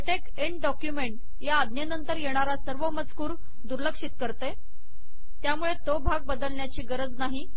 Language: Marathi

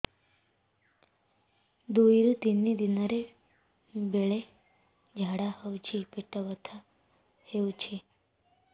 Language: Odia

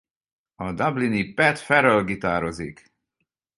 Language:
Hungarian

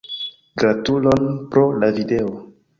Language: Esperanto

